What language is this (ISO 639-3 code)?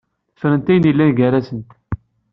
kab